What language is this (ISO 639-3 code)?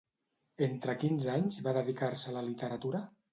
cat